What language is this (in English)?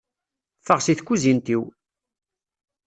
Kabyle